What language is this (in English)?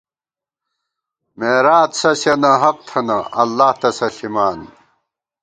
Gawar-Bati